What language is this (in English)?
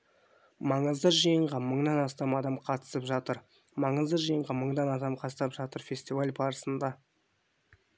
Kazakh